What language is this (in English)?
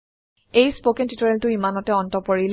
Assamese